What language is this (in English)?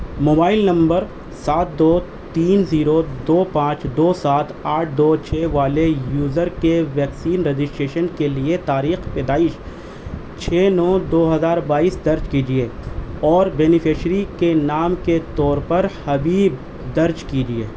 Urdu